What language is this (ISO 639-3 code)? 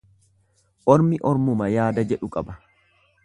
orm